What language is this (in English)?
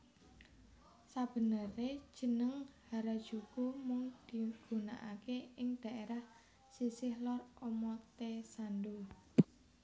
Javanese